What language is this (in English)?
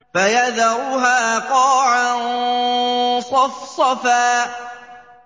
Arabic